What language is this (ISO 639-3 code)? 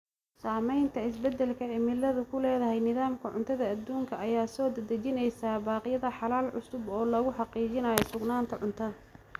som